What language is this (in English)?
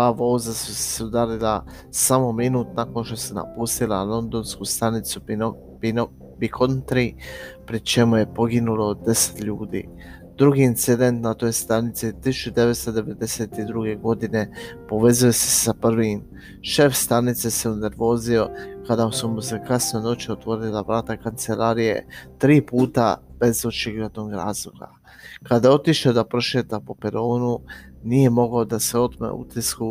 Croatian